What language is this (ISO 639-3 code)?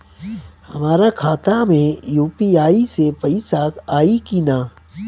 bho